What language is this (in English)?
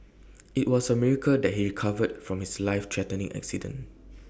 English